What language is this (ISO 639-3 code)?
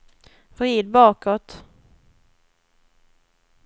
swe